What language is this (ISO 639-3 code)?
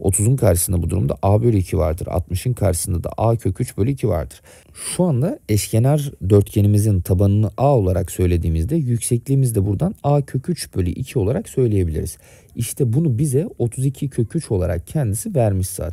tur